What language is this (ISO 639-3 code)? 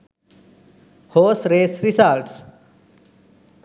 sin